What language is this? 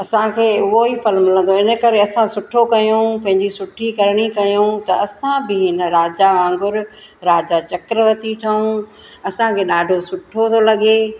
Sindhi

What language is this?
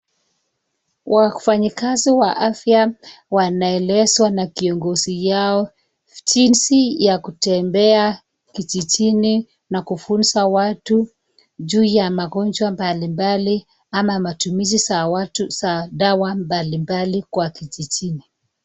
Swahili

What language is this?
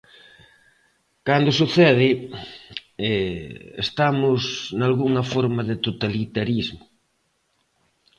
Galician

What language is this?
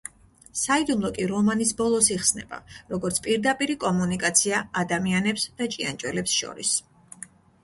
Georgian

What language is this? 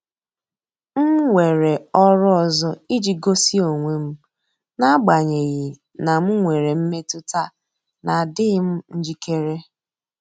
Igbo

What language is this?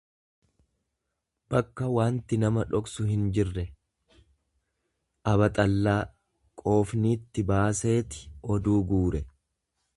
Oromo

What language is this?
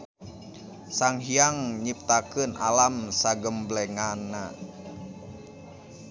Sundanese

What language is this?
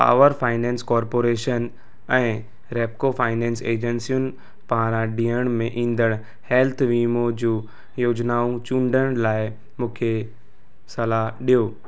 Sindhi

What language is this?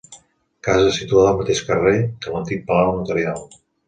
Catalan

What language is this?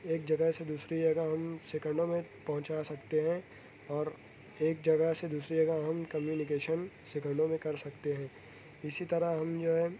Urdu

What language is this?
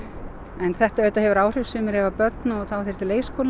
Icelandic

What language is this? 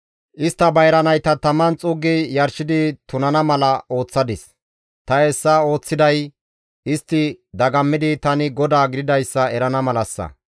Gamo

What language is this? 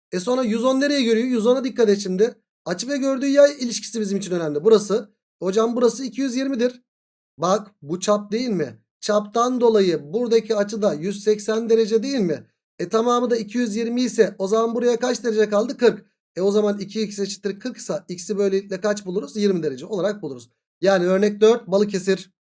Turkish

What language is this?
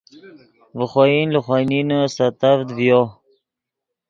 Yidgha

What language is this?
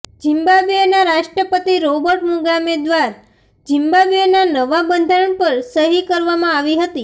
Gujarati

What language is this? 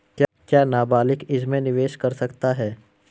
Hindi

